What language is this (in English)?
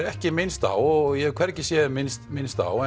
Icelandic